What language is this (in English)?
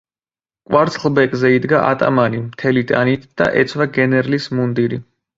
Georgian